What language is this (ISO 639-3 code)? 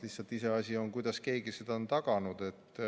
est